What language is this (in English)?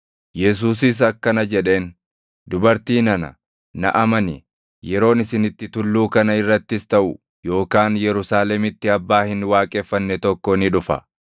Oromo